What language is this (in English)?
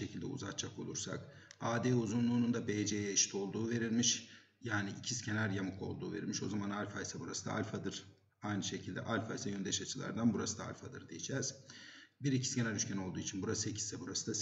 Turkish